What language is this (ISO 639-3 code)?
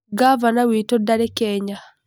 kik